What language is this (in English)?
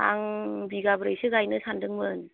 Bodo